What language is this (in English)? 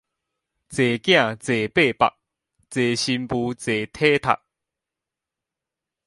Min Nan Chinese